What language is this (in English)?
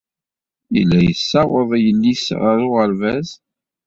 Kabyle